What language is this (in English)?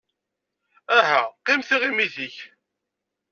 Kabyle